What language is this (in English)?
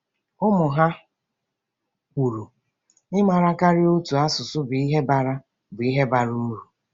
Igbo